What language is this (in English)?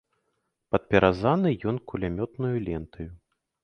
Belarusian